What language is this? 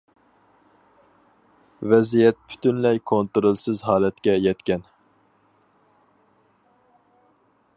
Uyghur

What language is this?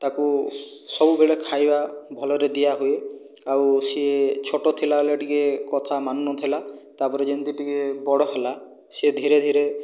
Odia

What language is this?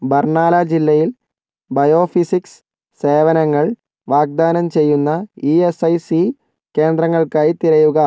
Malayalam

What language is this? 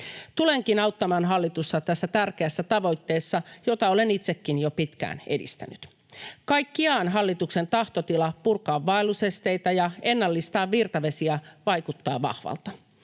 Finnish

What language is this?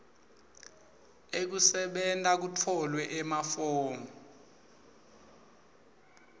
Swati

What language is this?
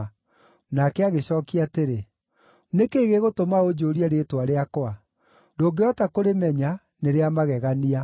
Kikuyu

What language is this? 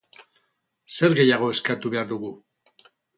Basque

